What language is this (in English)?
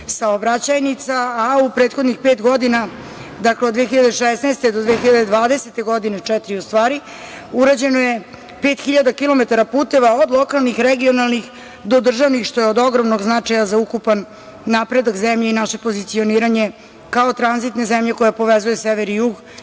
Serbian